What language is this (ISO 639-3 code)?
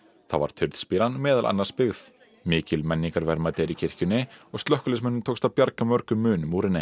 isl